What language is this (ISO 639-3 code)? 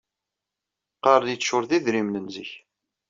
kab